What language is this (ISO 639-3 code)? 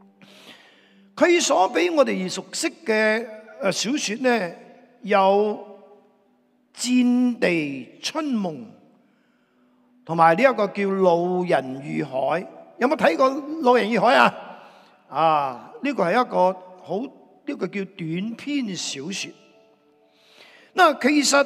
zho